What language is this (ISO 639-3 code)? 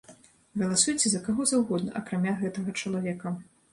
bel